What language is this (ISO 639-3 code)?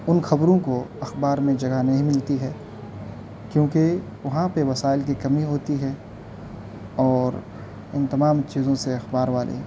urd